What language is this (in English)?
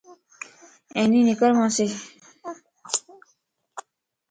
Lasi